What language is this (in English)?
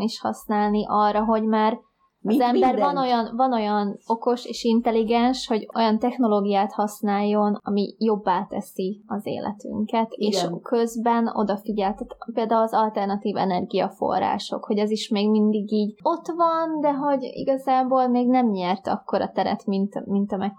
Hungarian